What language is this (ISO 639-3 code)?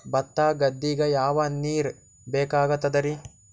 kan